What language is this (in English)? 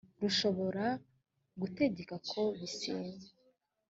Kinyarwanda